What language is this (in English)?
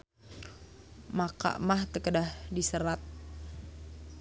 Sundanese